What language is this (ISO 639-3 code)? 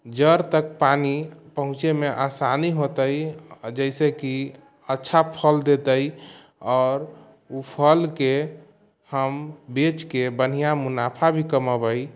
mai